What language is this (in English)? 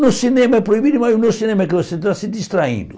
Portuguese